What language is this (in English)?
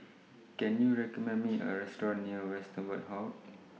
English